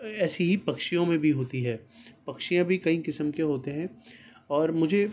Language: Urdu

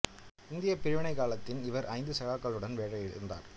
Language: Tamil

